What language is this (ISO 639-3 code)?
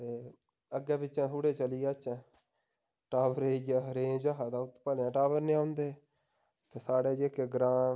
doi